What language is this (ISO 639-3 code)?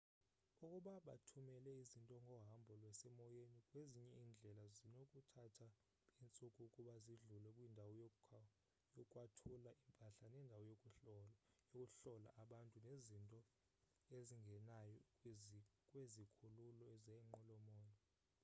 xho